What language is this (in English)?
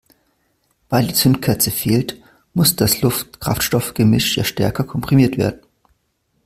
German